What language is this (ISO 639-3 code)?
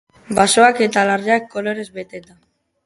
eus